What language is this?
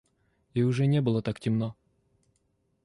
Russian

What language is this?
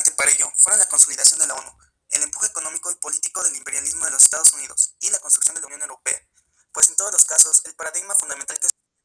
Spanish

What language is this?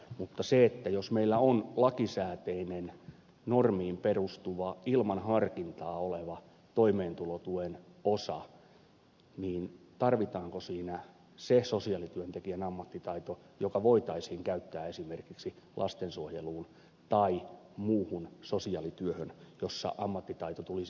Finnish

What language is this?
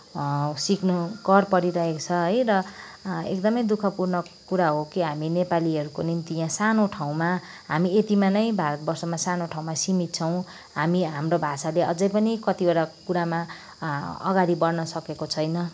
Nepali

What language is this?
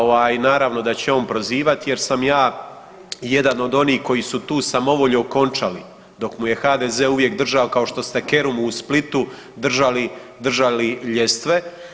Croatian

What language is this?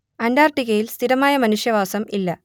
Malayalam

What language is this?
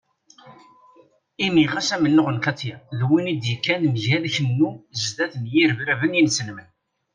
Kabyle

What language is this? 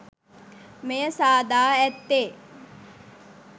Sinhala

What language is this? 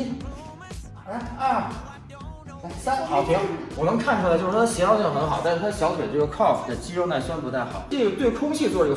Chinese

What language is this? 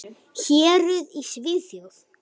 Icelandic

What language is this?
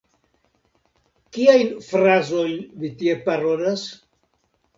Esperanto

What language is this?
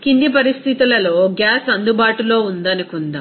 Telugu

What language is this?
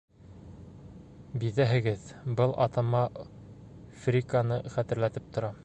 Bashkir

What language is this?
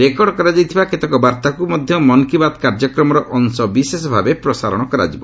Odia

